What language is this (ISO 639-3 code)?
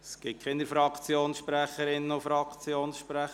gsw